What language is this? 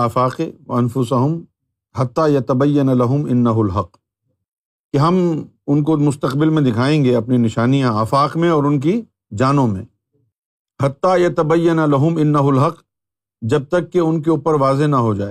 Urdu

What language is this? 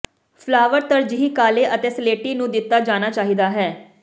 Punjabi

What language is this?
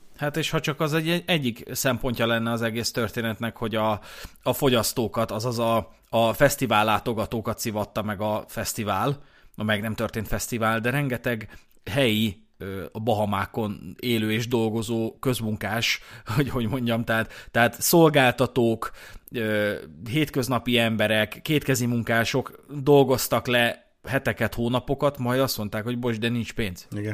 Hungarian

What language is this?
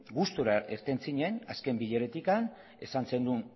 Basque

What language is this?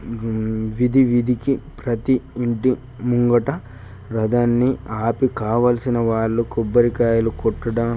Telugu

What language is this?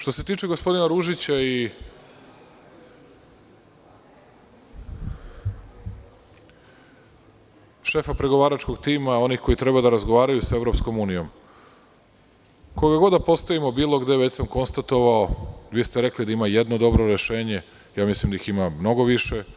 Serbian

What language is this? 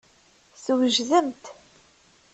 Kabyle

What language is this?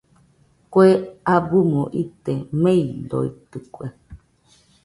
Nüpode Huitoto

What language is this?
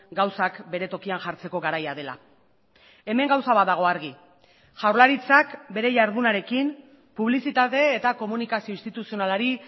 Basque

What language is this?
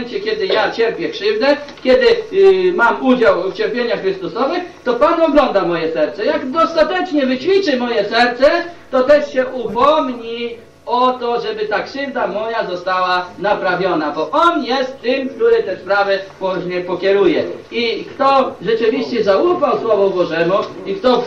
Polish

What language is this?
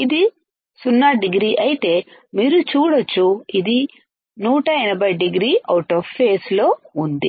Telugu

